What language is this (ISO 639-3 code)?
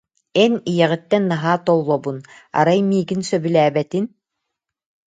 sah